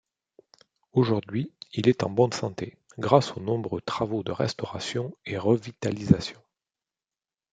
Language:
French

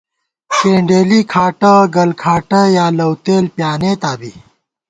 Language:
Gawar-Bati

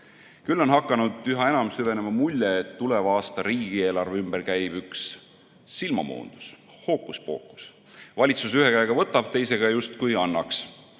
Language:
Estonian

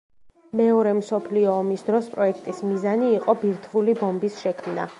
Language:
Georgian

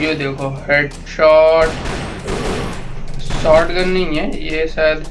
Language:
Hindi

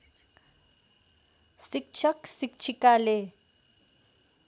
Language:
Nepali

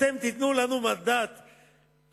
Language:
Hebrew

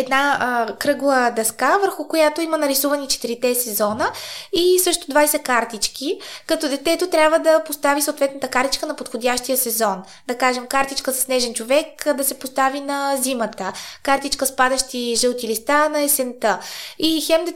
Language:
Bulgarian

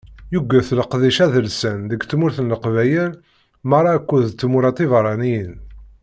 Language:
Kabyle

